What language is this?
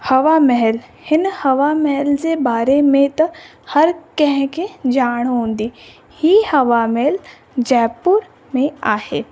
Sindhi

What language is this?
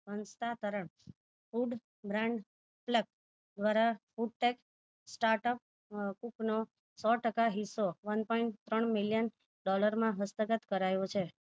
Gujarati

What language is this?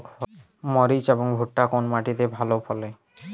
Bangla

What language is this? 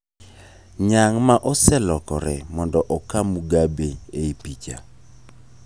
Luo (Kenya and Tanzania)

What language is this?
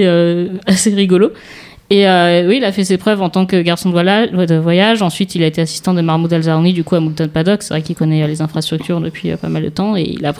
French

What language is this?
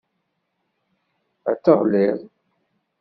Kabyle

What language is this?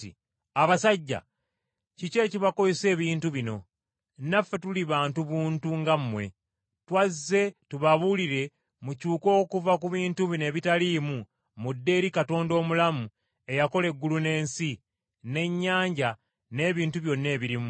Ganda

